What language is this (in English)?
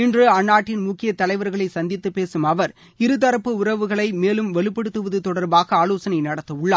Tamil